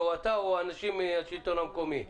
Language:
Hebrew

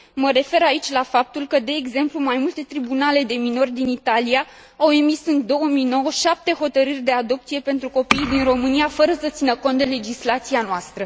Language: Romanian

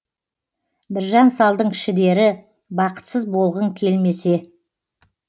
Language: Kazakh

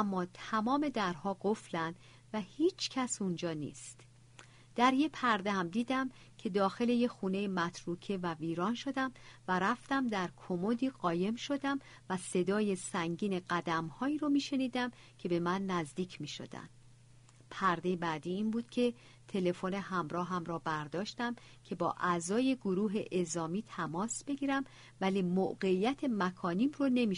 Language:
Persian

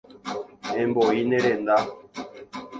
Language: Guarani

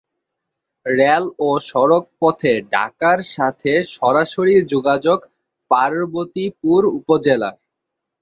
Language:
Bangla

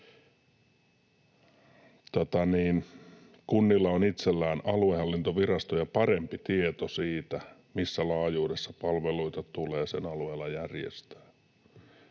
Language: Finnish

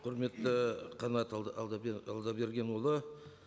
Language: Kazakh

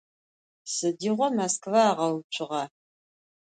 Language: Adyghe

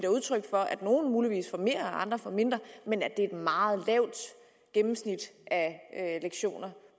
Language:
Danish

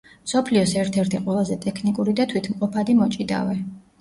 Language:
Georgian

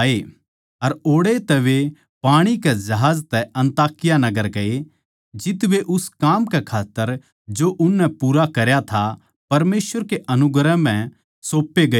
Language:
Haryanvi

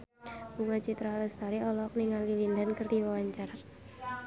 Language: Sundanese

